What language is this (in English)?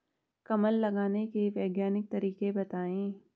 Hindi